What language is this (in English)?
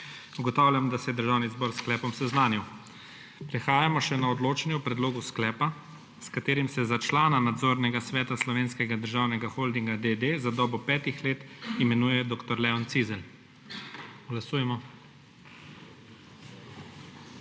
Slovenian